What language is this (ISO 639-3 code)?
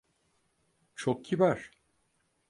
tur